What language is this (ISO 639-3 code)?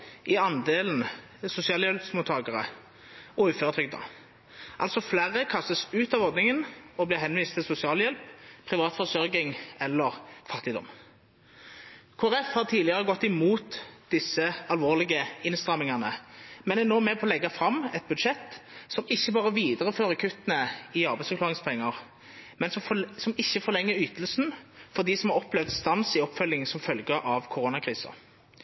nob